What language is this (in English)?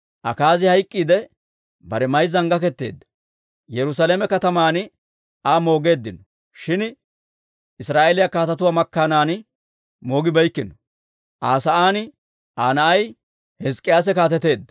Dawro